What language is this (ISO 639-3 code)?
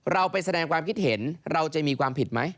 tha